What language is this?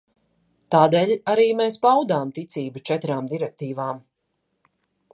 Latvian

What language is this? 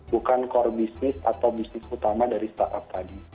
Indonesian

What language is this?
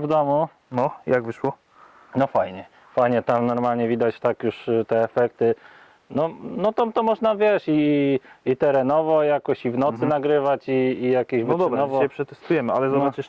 Polish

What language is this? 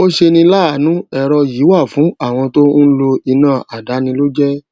Yoruba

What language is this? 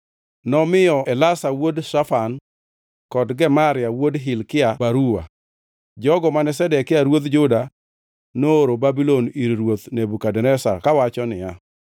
Luo (Kenya and Tanzania)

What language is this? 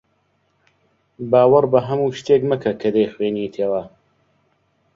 Central Kurdish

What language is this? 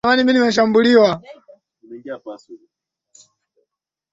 Swahili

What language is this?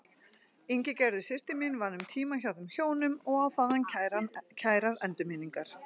Icelandic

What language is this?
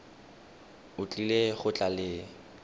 Tswana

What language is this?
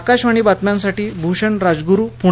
Marathi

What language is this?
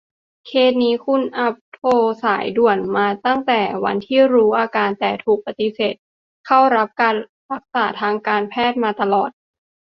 Thai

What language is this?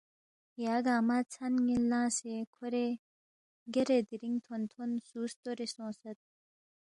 Balti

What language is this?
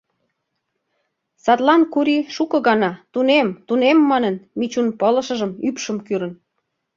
Mari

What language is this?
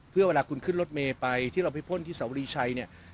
Thai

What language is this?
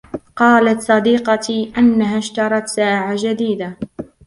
Arabic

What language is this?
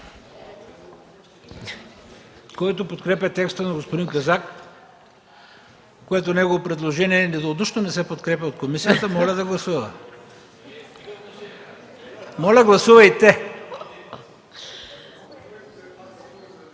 Bulgarian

